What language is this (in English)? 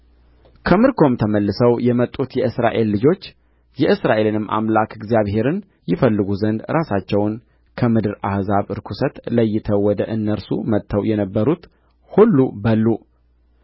Amharic